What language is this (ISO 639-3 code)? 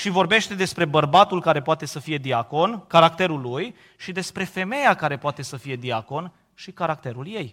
ron